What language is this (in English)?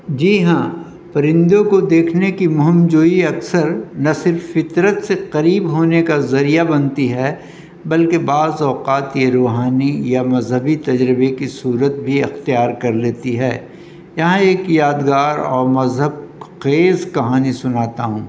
Urdu